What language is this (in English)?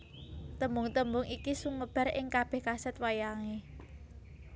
Javanese